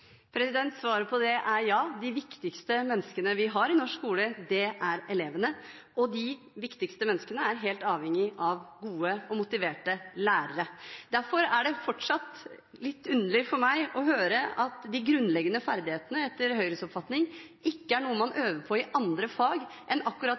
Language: Norwegian Bokmål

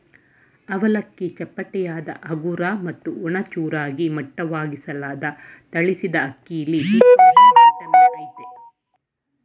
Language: Kannada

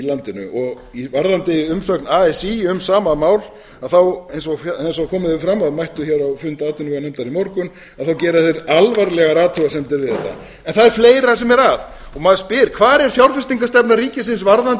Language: Icelandic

